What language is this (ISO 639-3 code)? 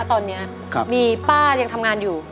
tha